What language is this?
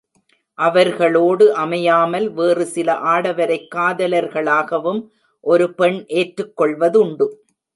Tamil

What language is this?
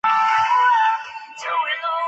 Chinese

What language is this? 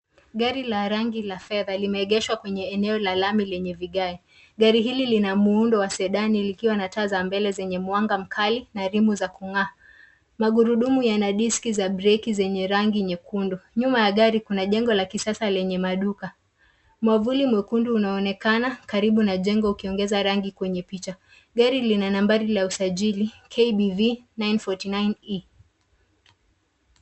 Swahili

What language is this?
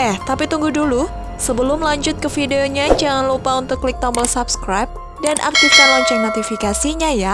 Indonesian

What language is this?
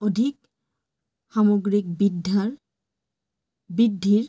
Assamese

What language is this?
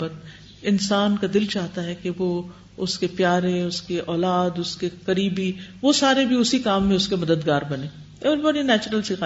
Urdu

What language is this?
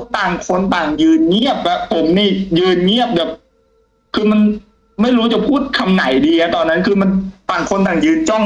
Thai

